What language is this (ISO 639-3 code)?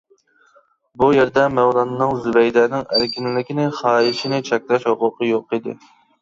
uig